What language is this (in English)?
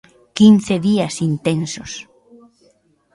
Galician